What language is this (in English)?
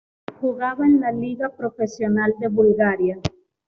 Spanish